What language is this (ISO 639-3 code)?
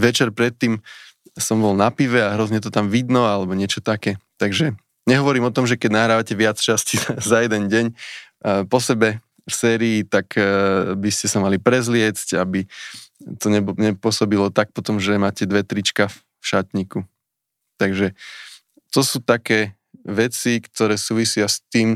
slk